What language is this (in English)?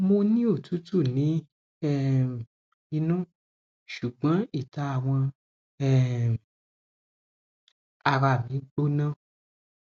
Yoruba